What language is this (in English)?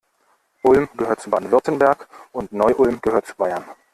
German